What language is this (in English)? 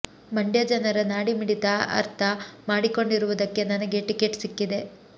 Kannada